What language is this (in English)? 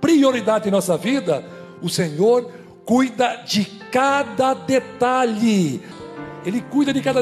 Portuguese